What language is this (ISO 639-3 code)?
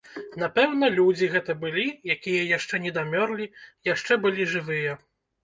bel